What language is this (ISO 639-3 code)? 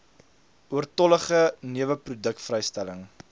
afr